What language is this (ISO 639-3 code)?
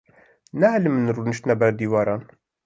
kur